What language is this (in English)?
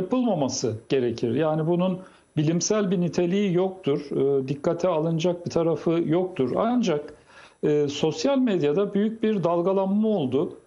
Turkish